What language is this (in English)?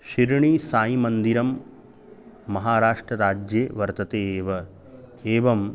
Sanskrit